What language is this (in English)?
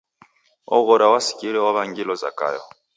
Taita